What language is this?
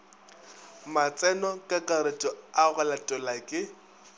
Northern Sotho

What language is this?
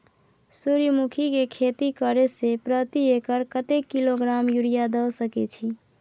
Maithili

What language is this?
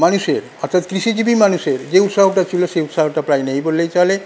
Bangla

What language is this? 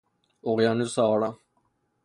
Persian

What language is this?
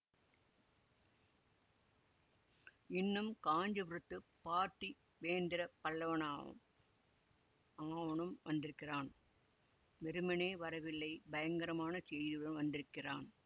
Tamil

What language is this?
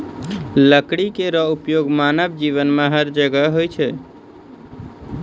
Maithili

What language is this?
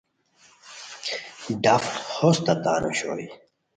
Khowar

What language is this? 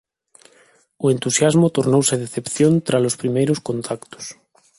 Galician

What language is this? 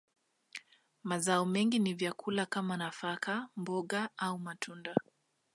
Swahili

